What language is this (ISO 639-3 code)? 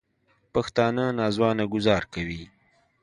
pus